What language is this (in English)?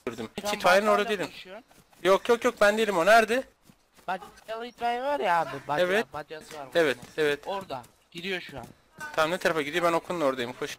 Turkish